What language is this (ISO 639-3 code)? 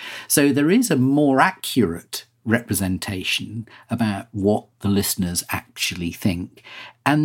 eng